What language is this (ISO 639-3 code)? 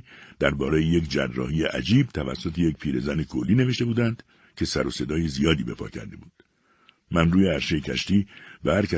fas